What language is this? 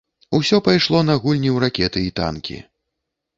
Belarusian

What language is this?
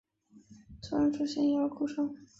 Chinese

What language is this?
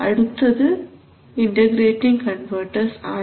Malayalam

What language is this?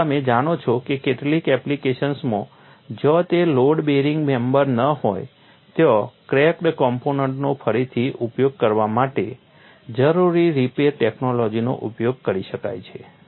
Gujarati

